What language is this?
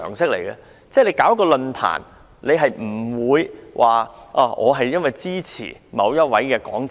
Cantonese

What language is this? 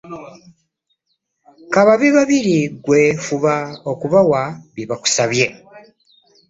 Ganda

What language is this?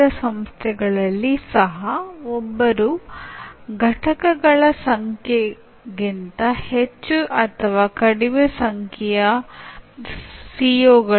Kannada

